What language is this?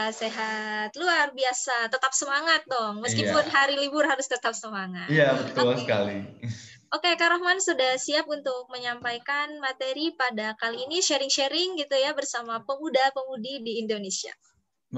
Indonesian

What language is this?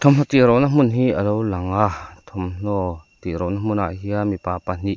Mizo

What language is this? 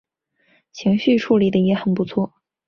Chinese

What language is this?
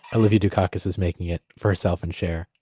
English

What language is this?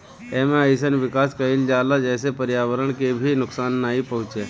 Bhojpuri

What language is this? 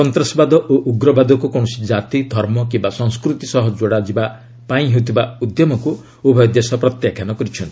Odia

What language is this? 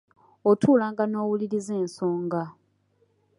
Ganda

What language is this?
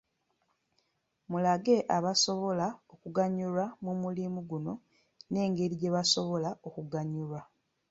Ganda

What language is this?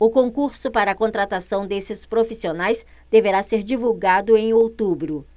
Portuguese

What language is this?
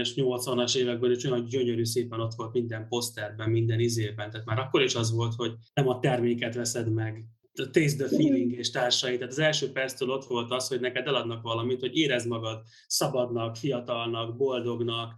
Hungarian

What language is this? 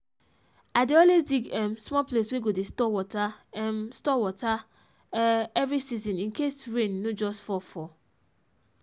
Nigerian Pidgin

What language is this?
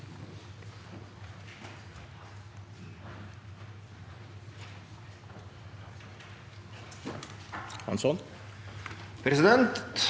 Norwegian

